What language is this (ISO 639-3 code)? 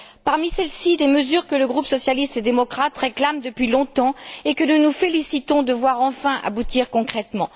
fra